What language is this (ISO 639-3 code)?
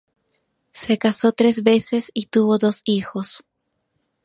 spa